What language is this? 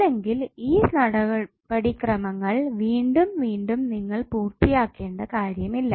Malayalam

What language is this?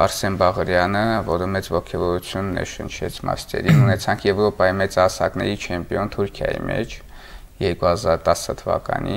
Romanian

